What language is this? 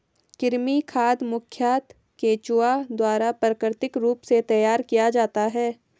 Hindi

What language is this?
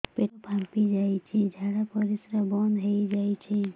Odia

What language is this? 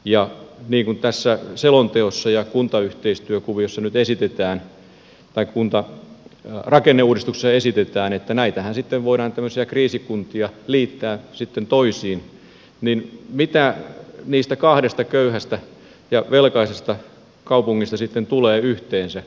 Finnish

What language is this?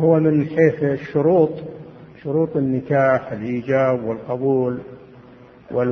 Arabic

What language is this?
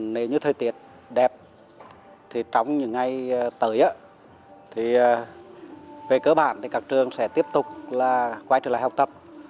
Vietnamese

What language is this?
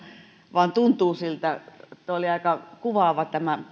Finnish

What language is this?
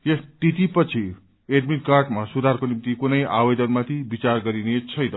Nepali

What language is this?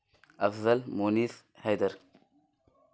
Urdu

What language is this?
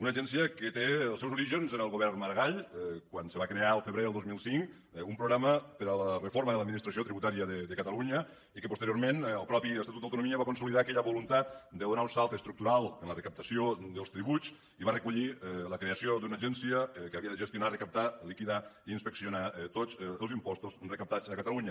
Catalan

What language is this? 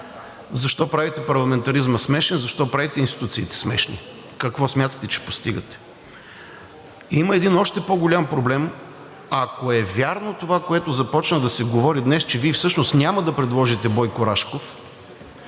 Bulgarian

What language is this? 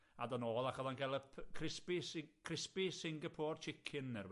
Welsh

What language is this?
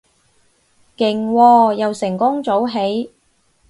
Cantonese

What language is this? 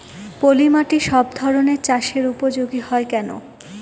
Bangla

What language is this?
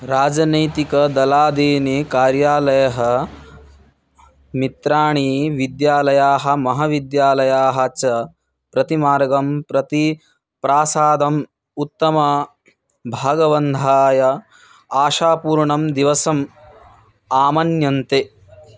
Sanskrit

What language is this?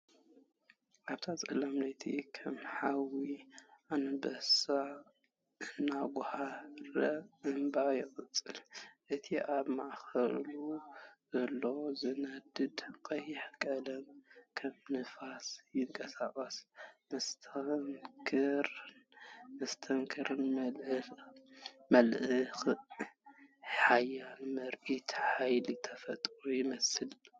Tigrinya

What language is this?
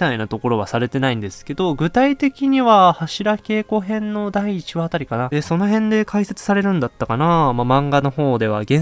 Japanese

